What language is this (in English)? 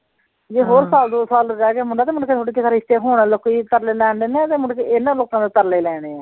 Punjabi